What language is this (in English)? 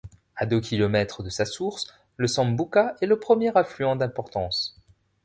French